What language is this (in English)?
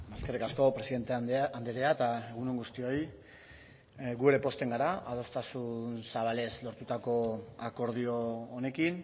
Basque